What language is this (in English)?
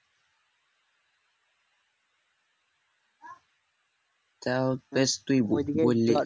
Bangla